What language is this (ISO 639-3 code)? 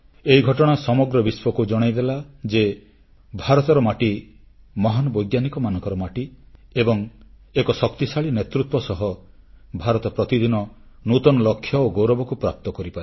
ori